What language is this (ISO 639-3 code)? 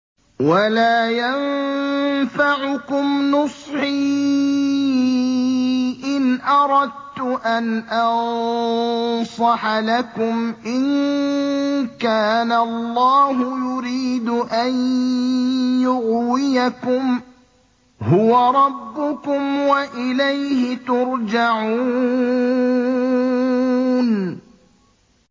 ara